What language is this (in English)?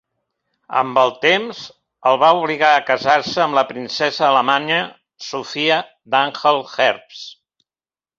Catalan